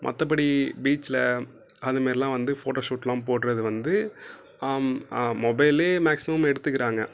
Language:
Tamil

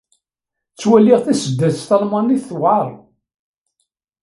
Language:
Kabyle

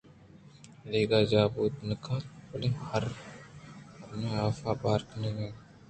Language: Eastern Balochi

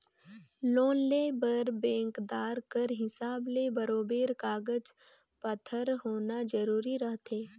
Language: Chhattisgarhi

